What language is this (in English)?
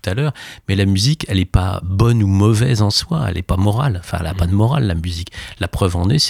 French